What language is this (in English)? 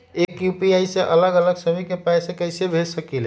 Magahi